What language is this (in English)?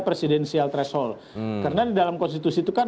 Indonesian